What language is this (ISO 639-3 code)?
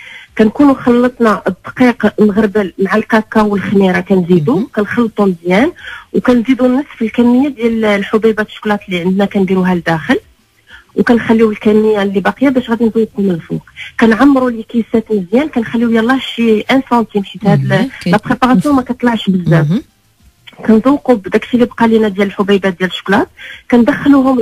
ara